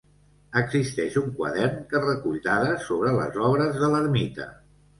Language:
Catalan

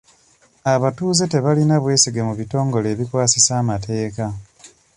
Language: Ganda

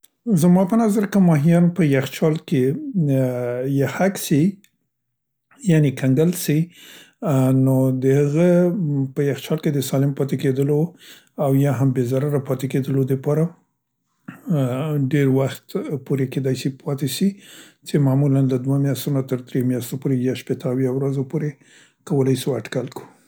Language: Central Pashto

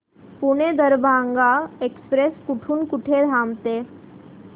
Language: Marathi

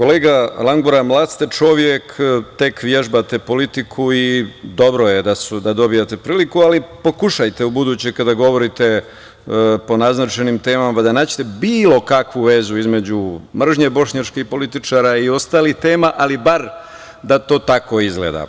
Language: Serbian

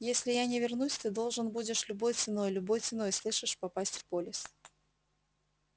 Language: Russian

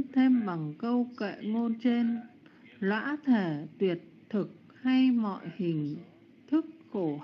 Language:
Vietnamese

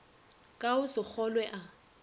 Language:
Northern Sotho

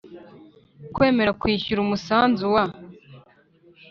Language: Kinyarwanda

